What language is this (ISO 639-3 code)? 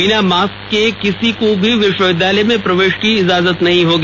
hin